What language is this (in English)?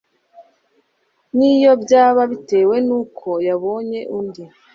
Kinyarwanda